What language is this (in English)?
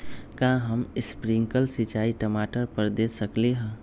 Magahi